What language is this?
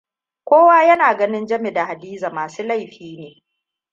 Hausa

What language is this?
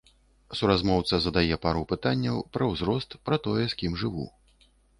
Belarusian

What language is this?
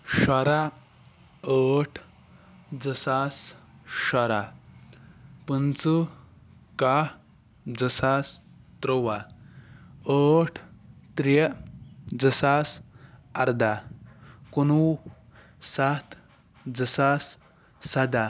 Kashmiri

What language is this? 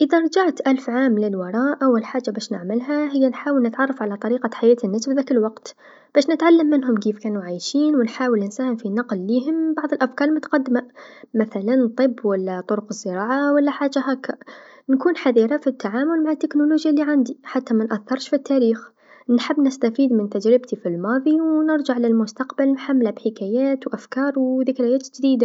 Tunisian Arabic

